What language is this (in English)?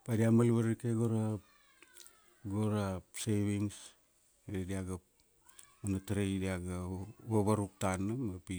Kuanua